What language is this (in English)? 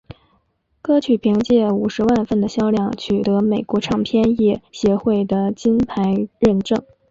Chinese